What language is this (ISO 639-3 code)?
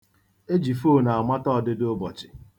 ibo